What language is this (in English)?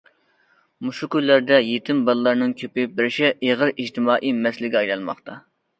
Uyghur